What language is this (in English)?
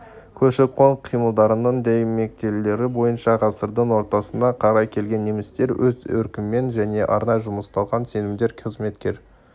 Kazakh